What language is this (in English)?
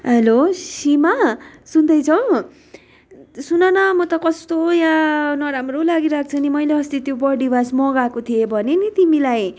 Nepali